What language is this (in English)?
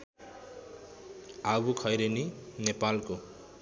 Nepali